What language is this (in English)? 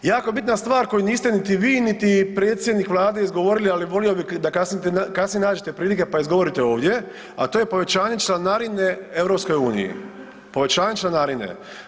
Croatian